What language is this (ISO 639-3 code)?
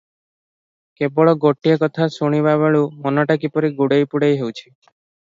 ori